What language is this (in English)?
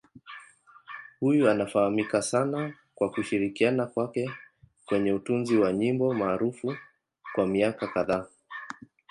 Swahili